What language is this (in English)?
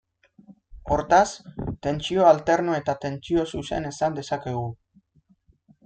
Basque